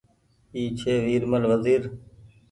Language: Goaria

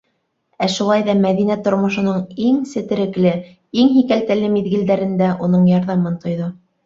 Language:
Bashkir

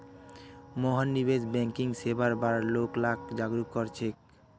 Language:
Magahi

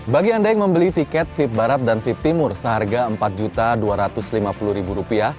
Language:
Indonesian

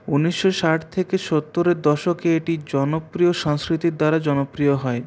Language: Bangla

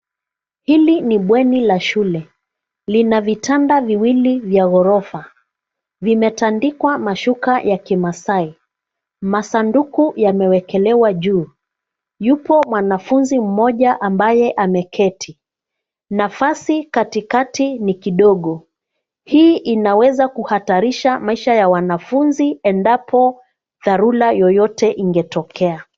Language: Swahili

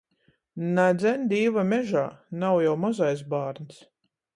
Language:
Latgalian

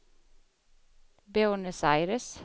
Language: Swedish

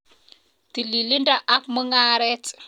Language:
Kalenjin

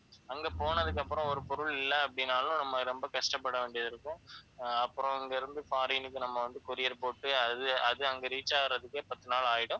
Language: Tamil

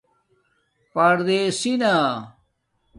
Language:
Domaaki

